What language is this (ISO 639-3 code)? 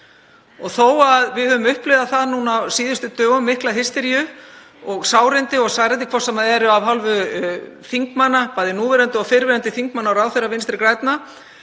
isl